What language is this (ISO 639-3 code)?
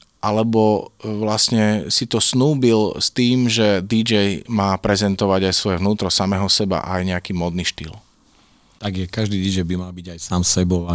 slk